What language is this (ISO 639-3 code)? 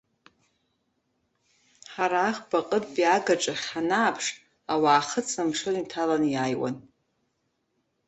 abk